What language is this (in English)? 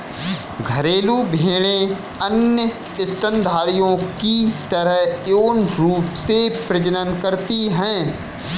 Hindi